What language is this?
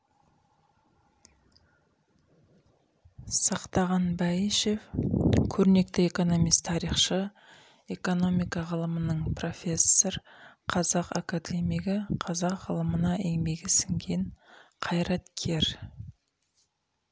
Kazakh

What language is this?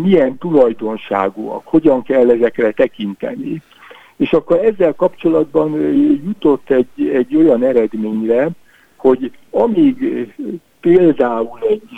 Hungarian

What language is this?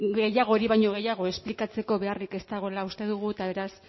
Basque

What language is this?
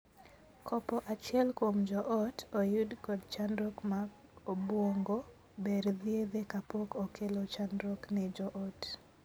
Luo (Kenya and Tanzania)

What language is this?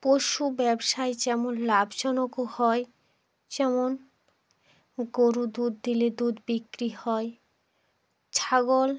Bangla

